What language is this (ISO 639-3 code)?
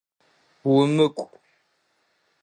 ady